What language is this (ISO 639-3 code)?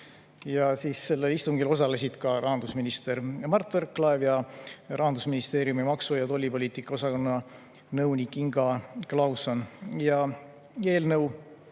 est